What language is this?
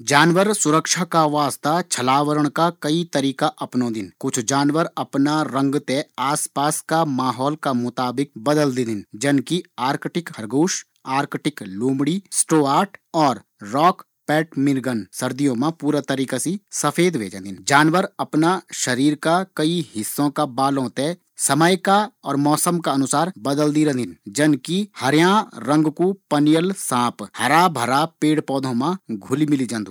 Garhwali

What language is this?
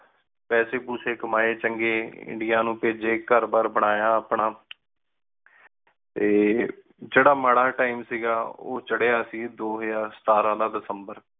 Punjabi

